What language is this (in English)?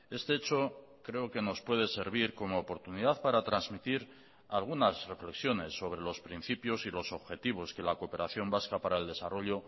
Spanish